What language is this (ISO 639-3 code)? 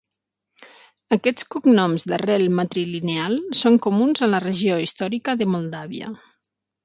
cat